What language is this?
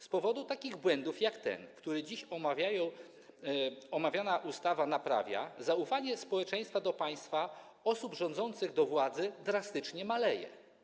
Polish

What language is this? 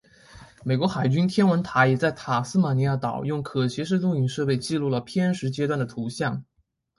Chinese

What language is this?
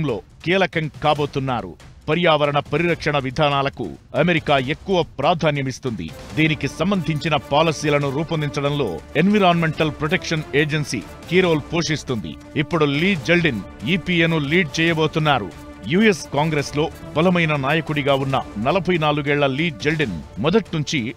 Telugu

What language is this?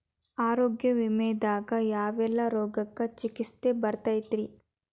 Kannada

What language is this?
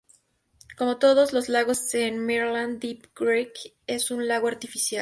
Spanish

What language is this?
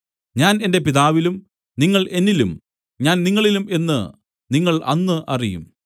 Malayalam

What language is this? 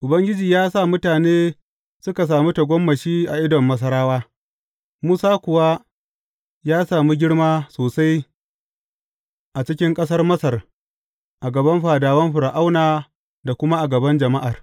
Hausa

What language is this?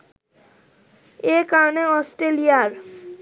Bangla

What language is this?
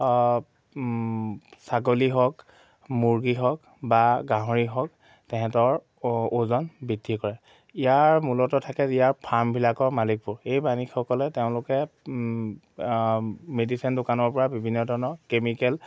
Assamese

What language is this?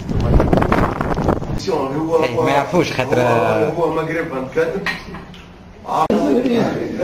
Arabic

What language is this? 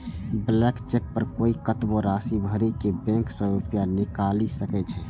Maithili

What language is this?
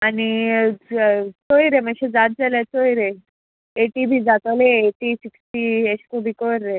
Konkani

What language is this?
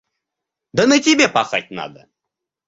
Russian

